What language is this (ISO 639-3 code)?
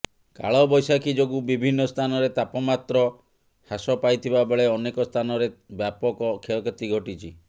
ori